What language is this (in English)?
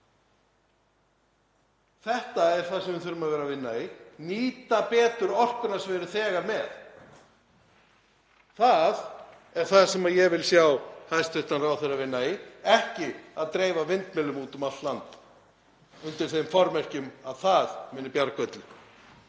Icelandic